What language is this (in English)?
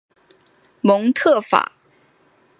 Chinese